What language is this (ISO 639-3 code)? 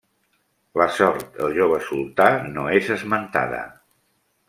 cat